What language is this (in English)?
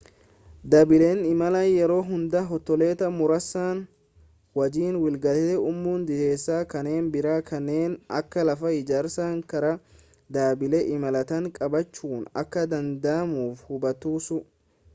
Oromo